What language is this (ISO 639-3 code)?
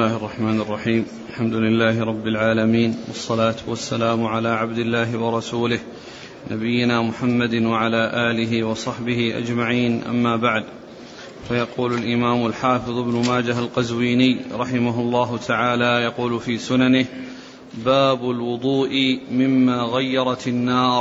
ara